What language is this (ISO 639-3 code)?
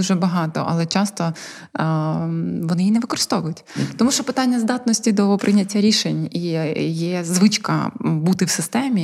ukr